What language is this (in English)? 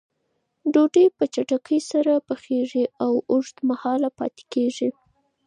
Pashto